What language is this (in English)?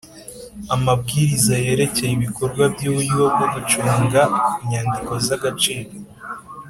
Kinyarwanda